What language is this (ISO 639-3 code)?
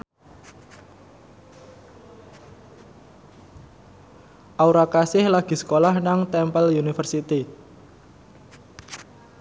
jav